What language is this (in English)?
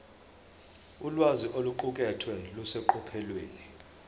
Zulu